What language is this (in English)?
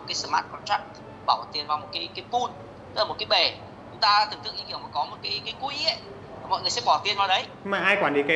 Vietnamese